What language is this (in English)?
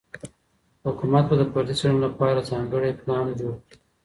Pashto